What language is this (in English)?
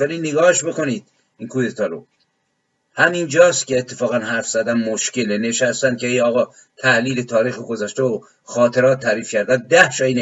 Persian